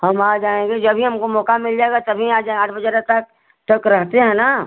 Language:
Hindi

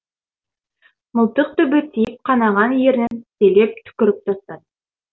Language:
Kazakh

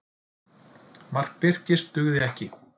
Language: Icelandic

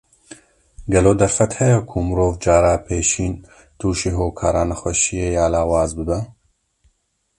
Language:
Kurdish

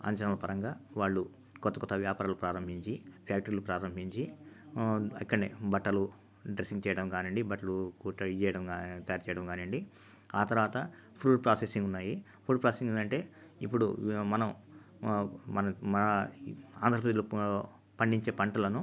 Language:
Telugu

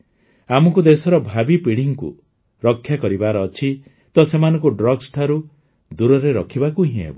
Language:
Odia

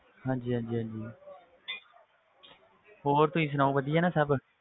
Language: Punjabi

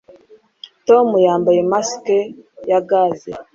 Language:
Kinyarwanda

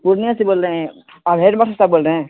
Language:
Urdu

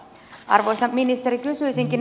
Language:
Finnish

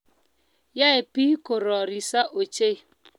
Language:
Kalenjin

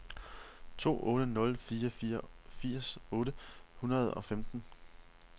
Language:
Danish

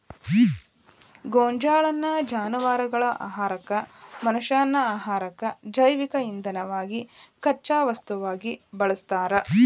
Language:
Kannada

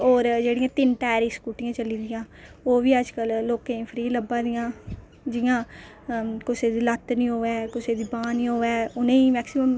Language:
Dogri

